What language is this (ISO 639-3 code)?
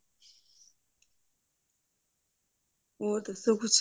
pan